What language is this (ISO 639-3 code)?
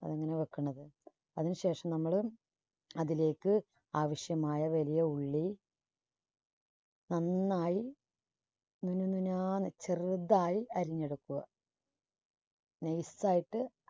mal